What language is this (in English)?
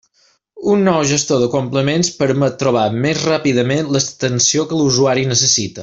Catalan